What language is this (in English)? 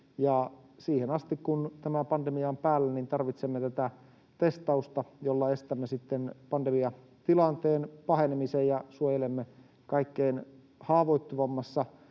Finnish